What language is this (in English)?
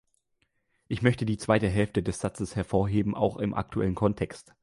German